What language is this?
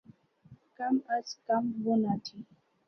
Urdu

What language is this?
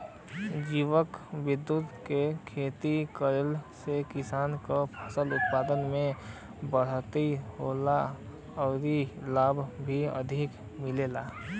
Bhojpuri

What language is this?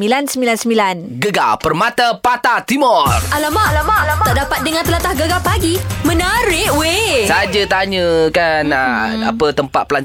Malay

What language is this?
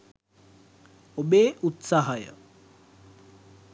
Sinhala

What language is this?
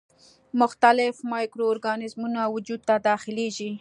Pashto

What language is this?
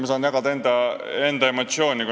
Estonian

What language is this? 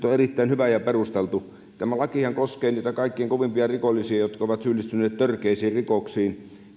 Finnish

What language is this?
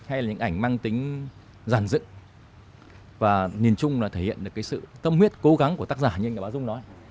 Vietnamese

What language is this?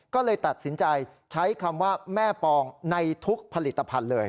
Thai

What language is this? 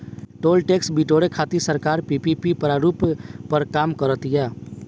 Bhojpuri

